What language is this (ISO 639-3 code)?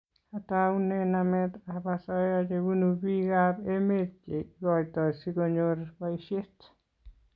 kln